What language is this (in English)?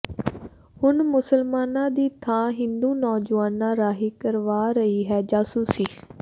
Punjabi